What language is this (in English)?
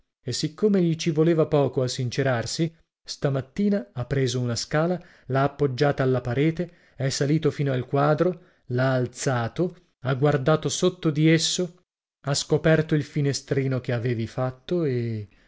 Italian